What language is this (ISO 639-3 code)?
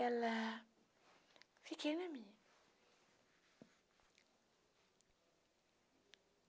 por